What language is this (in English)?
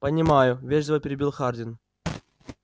Russian